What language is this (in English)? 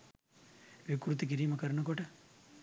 Sinhala